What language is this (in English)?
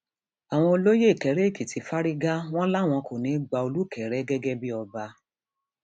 Yoruba